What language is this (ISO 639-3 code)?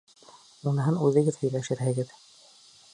bak